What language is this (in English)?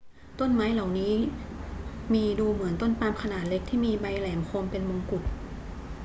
Thai